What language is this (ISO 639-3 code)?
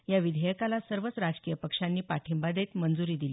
mar